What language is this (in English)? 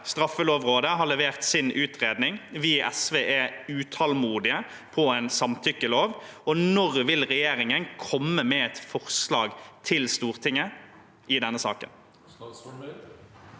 Norwegian